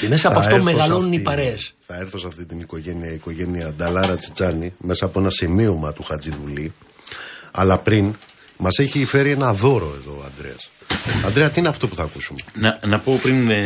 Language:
Greek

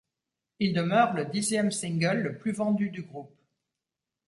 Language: French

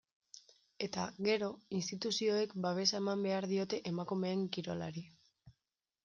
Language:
Basque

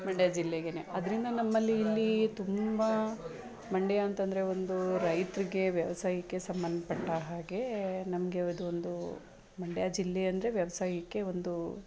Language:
Kannada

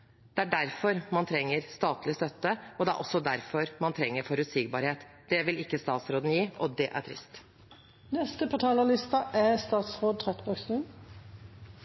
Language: Norwegian Bokmål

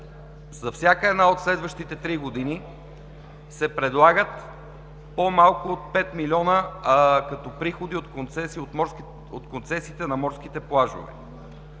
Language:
Bulgarian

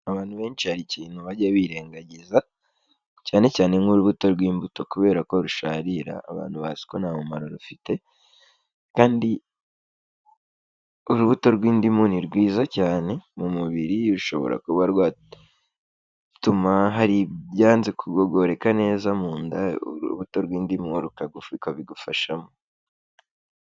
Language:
Kinyarwanda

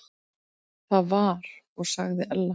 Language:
Icelandic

